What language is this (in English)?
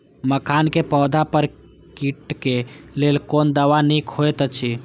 Maithili